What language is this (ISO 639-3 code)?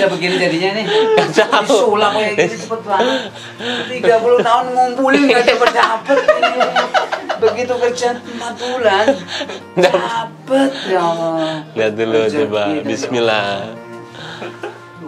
ind